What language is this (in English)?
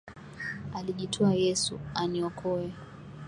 Swahili